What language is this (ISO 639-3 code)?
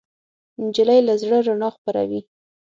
pus